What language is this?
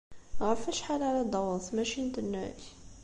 Kabyle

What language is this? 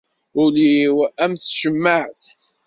Kabyle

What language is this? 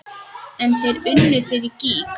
Icelandic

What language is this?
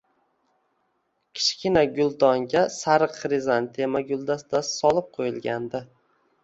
Uzbek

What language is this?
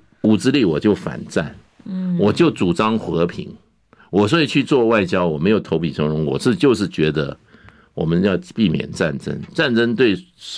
Chinese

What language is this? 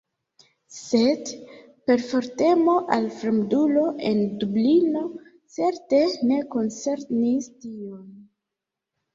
Esperanto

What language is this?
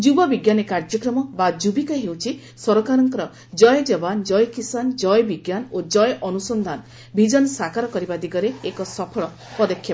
Odia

